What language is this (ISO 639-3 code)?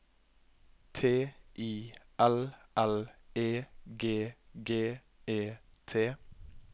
nor